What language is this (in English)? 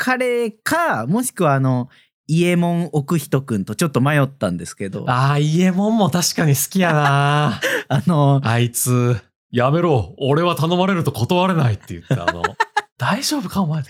Japanese